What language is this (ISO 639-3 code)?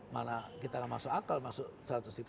ind